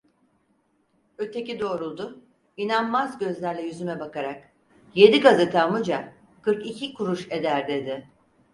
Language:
Turkish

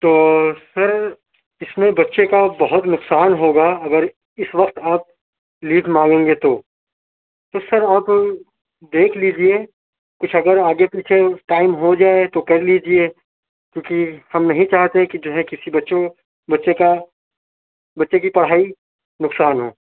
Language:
Urdu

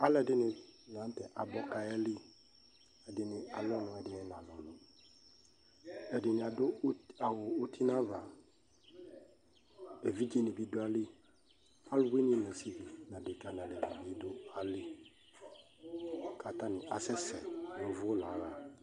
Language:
Ikposo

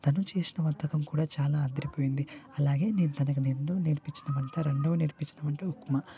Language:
Telugu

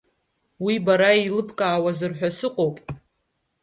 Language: Abkhazian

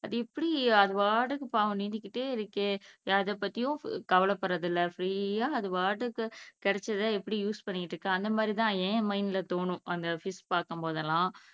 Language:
Tamil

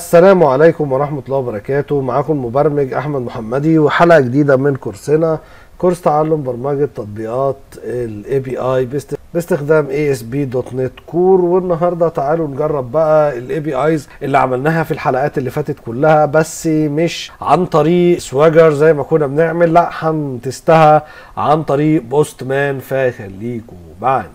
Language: Arabic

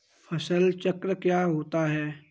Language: Hindi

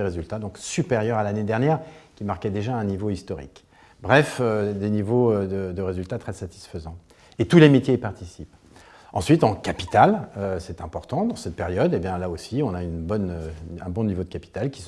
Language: French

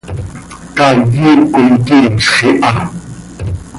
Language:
Seri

